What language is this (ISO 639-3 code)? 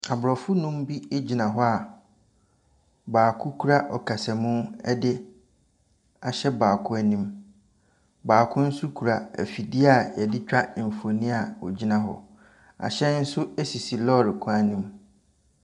aka